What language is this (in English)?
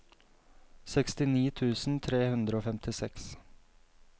Norwegian